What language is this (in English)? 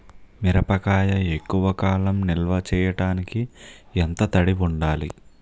Telugu